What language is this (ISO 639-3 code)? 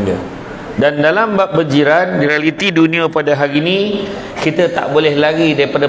msa